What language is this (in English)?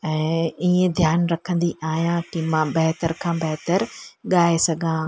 Sindhi